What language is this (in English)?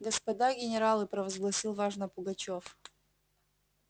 Russian